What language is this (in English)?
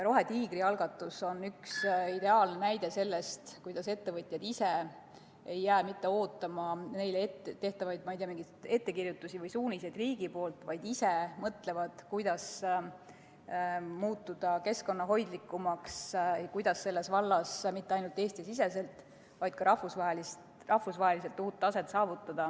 Estonian